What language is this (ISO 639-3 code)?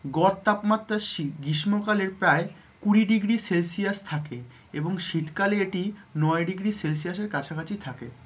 ben